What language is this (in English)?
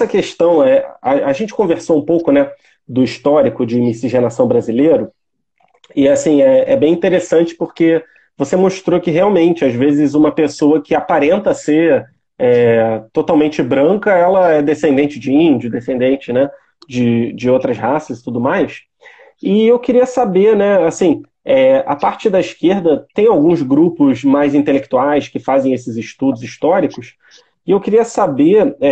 Portuguese